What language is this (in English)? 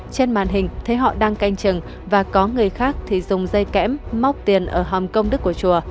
Vietnamese